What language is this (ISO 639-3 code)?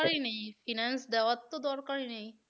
ben